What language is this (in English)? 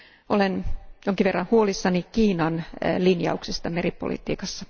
Finnish